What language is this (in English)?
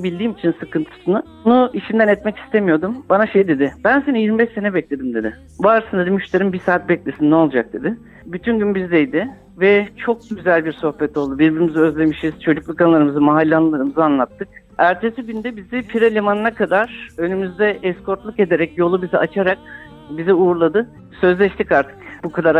Turkish